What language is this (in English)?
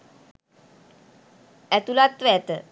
Sinhala